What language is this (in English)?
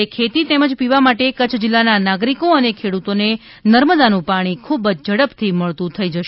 Gujarati